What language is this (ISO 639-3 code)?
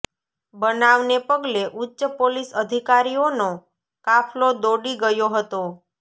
guj